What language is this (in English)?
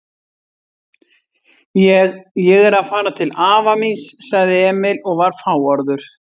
Icelandic